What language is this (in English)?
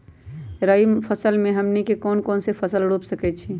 Magahi